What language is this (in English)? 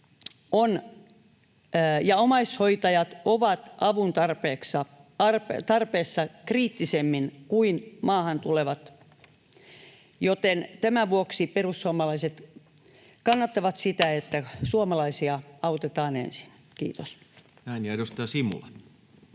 Finnish